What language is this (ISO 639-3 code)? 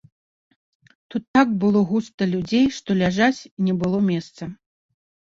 bel